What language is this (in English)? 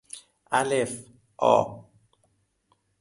Persian